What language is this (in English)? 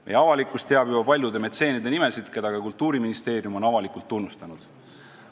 Estonian